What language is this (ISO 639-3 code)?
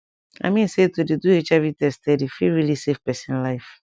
pcm